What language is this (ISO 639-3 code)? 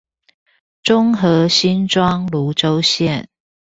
zho